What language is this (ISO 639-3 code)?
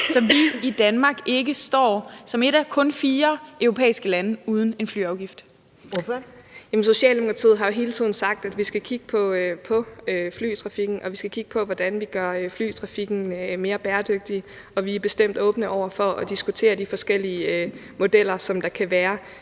dan